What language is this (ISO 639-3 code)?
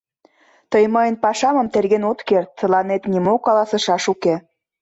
chm